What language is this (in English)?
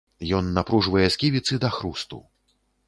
Belarusian